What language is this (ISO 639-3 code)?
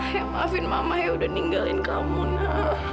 ind